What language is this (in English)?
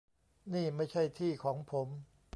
Thai